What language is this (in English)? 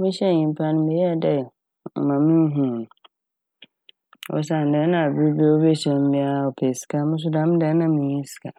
Akan